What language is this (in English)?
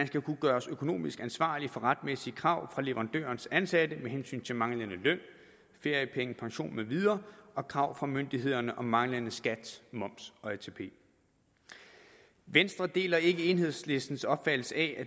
Danish